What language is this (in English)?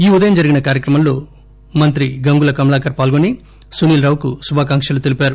Telugu